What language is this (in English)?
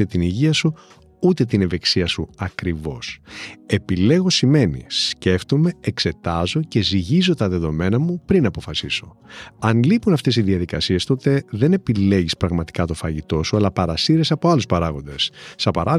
Greek